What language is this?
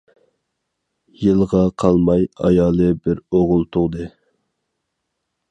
Uyghur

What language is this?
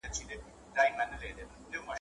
Pashto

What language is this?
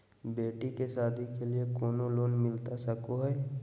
Magahi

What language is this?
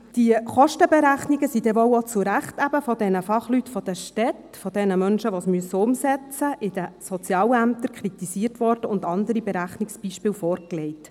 Swiss German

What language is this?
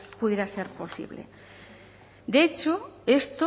Spanish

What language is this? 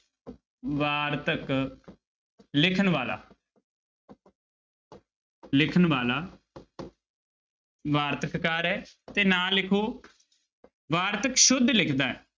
Punjabi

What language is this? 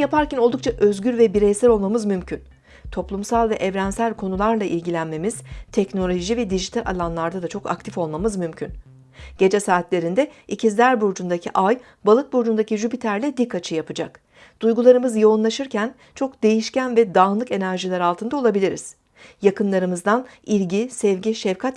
Turkish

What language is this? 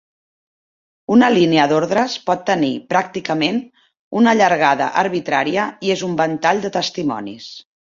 Catalan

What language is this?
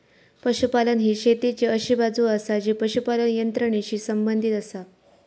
Marathi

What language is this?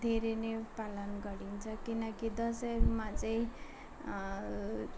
Nepali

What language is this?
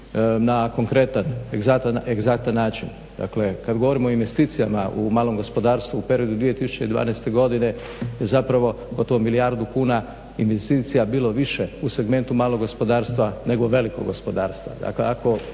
Croatian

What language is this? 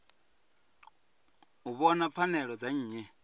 Venda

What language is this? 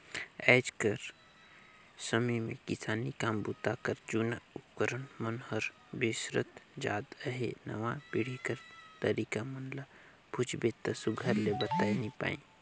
Chhattisgarhi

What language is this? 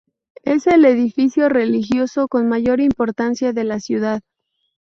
Spanish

